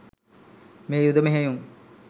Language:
Sinhala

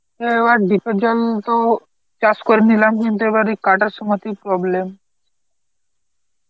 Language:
Bangla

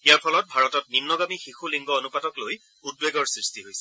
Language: Assamese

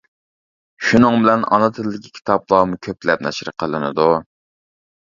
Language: Uyghur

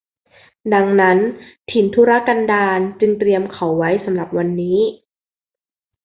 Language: Thai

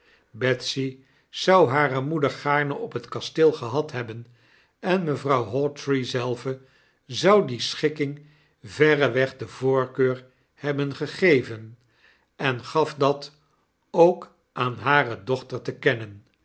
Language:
Dutch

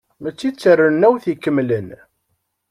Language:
Kabyle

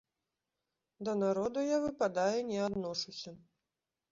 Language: Belarusian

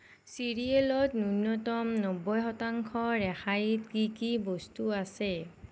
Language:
Assamese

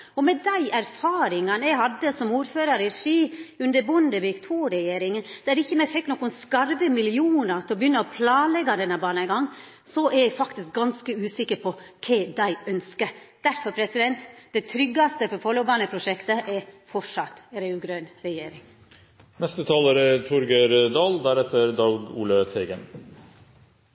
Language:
Norwegian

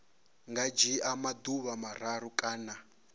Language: Venda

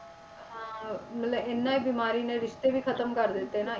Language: Punjabi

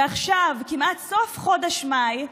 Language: Hebrew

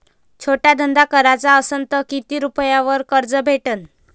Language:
Marathi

